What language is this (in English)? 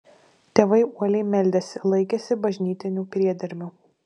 Lithuanian